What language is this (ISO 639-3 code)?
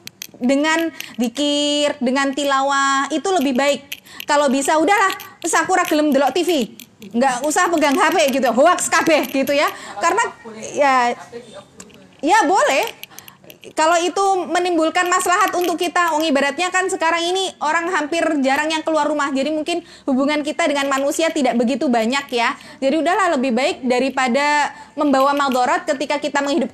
ind